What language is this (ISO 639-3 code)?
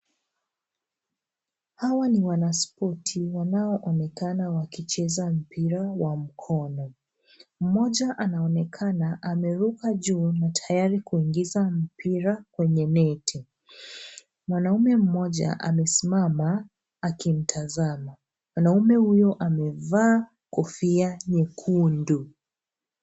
swa